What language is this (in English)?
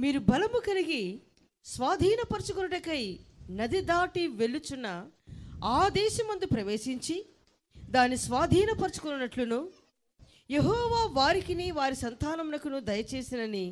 Telugu